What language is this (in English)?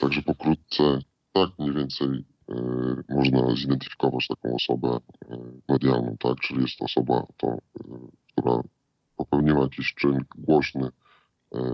Polish